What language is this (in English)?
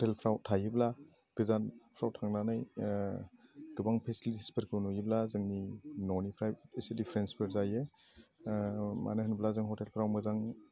Bodo